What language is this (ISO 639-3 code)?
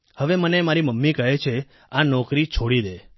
guj